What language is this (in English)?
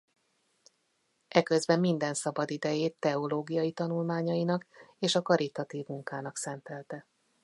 Hungarian